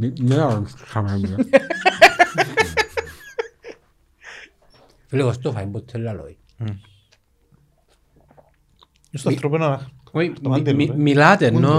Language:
Greek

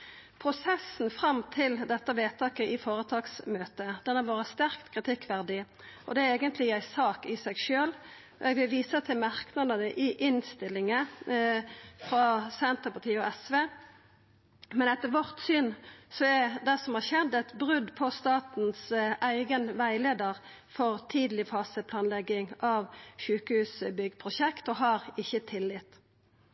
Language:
Norwegian Nynorsk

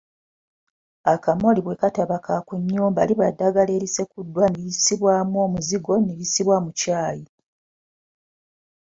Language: Ganda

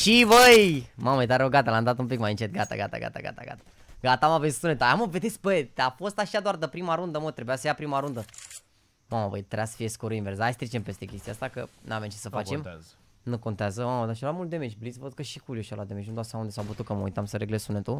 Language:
Romanian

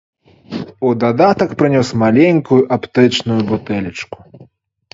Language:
Belarusian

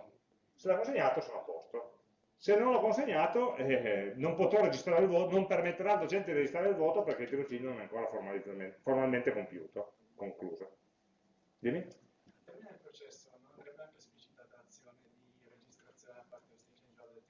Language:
Italian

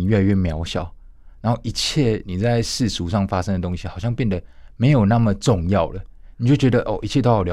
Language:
Chinese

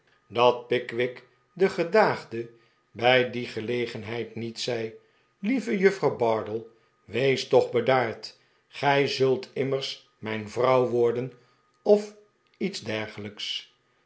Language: Dutch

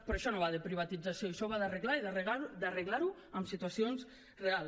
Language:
Catalan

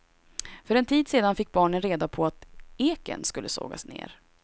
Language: Swedish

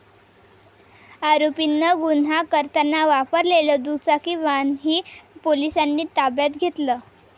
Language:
Marathi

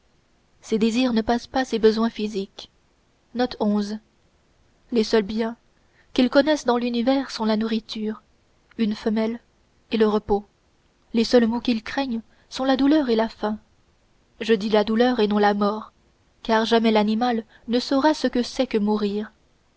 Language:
French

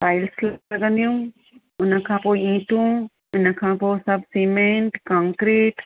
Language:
Sindhi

